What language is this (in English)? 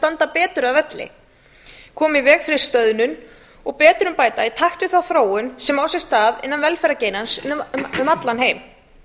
Icelandic